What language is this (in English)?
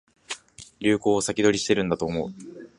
Japanese